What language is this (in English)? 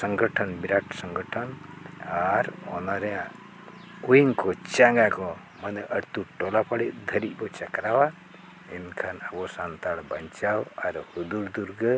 Santali